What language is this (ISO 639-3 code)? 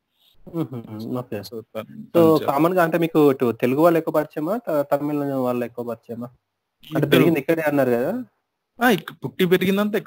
tel